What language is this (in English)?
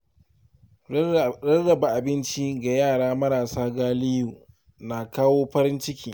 Hausa